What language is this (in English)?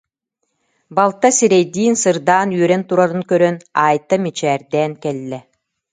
Yakut